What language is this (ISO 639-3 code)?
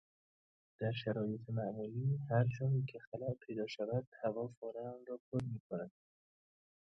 fas